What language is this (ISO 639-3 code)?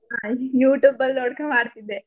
kan